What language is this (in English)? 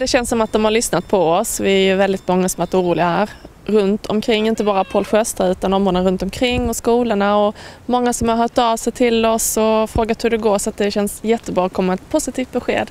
Swedish